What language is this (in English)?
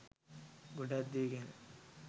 Sinhala